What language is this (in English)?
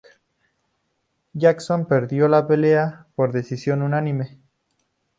Spanish